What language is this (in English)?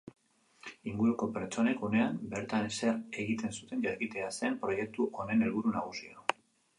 Basque